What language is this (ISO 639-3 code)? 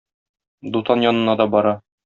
tat